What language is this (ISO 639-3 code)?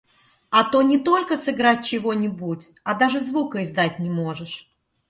rus